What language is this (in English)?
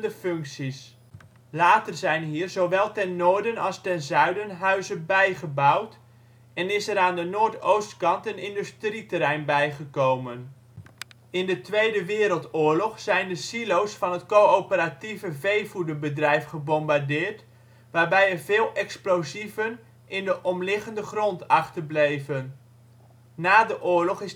Dutch